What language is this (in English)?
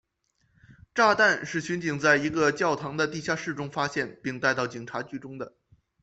Chinese